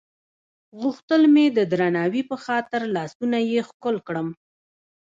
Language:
Pashto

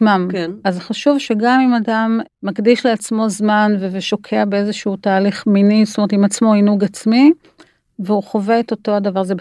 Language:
Hebrew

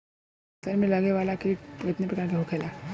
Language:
Bhojpuri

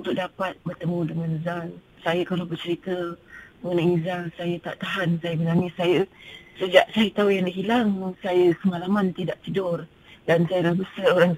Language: Malay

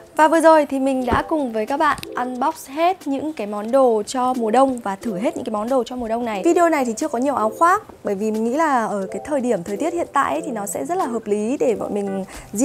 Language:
Vietnamese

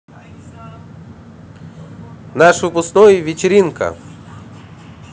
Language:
Russian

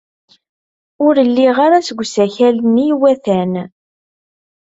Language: Kabyle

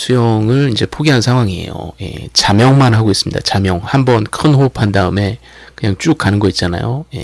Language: Korean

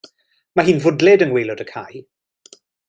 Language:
Welsh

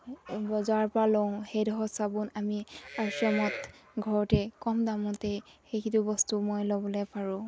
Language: Assamese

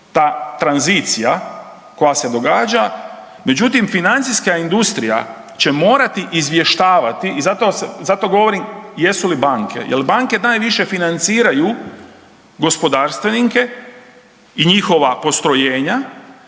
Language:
Croatian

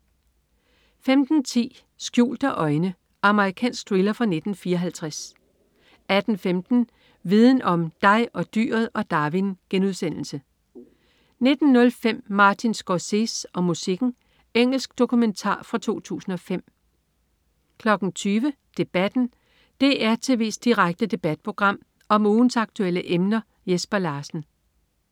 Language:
Danish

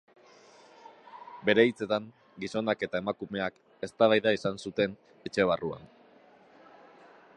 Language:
Basque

